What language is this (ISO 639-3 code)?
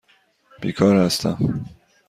fas